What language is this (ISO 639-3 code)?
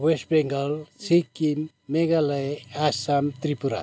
nep